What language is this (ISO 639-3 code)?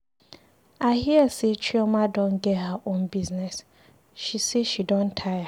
pcm